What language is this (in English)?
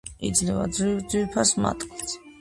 Georgian